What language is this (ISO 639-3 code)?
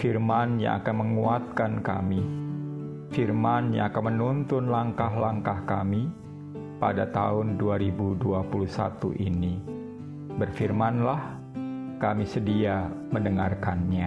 ind